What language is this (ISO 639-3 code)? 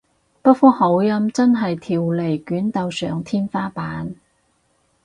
yue